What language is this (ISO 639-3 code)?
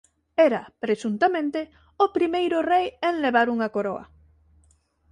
glg